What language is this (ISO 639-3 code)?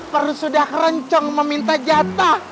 ind